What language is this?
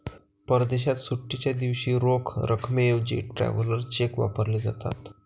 Marathi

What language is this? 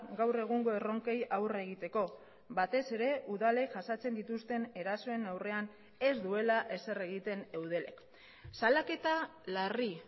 Basque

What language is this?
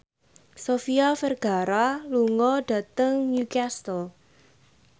Javanese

